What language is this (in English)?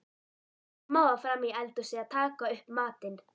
Icelandic